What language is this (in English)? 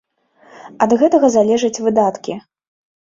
Belarusian